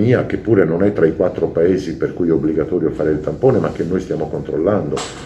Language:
Italian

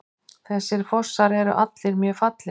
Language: Icelandic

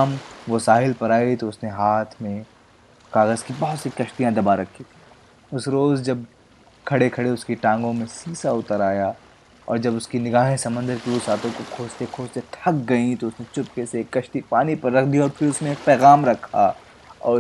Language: Hindi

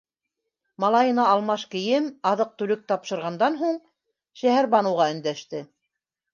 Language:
Bashkir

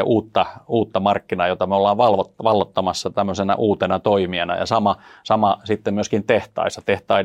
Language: Finnish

